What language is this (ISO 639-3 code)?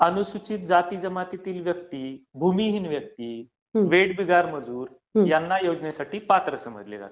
mar